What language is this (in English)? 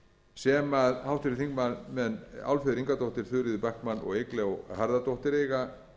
Icelandic